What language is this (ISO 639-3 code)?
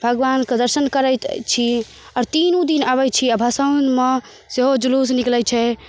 mai